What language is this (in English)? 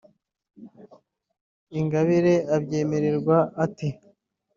Kinyarwanda